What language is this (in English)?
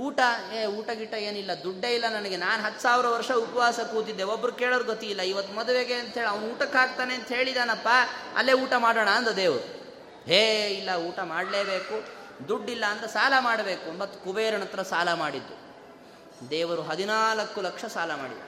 Kannada